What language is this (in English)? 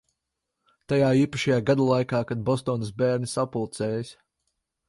Latvian